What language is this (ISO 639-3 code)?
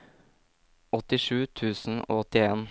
nor